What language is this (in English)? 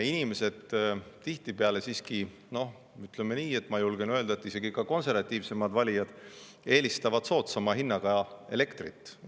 Estonian